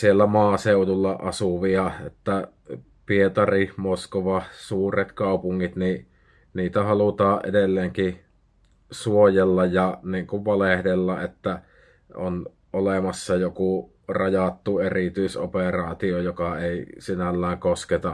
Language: Finnish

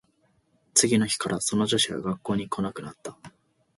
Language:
Japanese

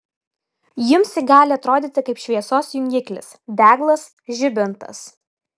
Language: Lithuanian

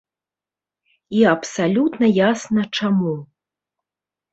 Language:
Belarusian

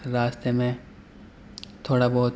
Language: Urdu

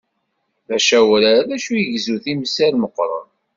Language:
Kabyle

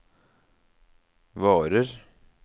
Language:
Norwegian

